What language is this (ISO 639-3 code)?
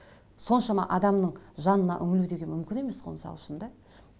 kaz